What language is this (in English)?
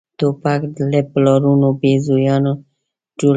Pashto